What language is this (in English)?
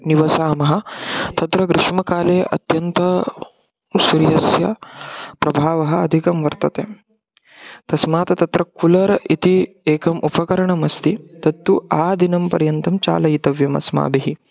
Sanskrit